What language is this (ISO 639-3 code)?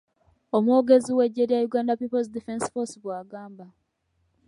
lug